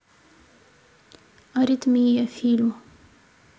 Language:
Russian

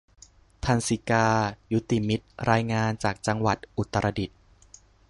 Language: Thai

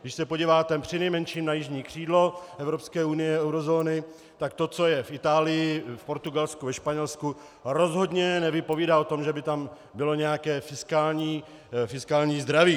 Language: Czech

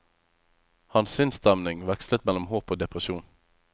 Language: Norwegian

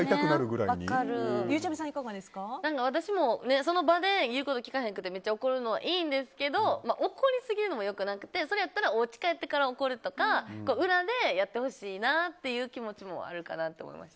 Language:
Japanese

